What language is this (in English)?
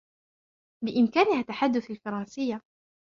Arabic